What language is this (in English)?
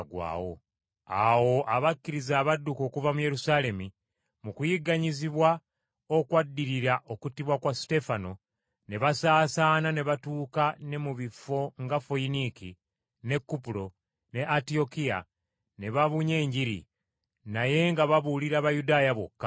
Ganda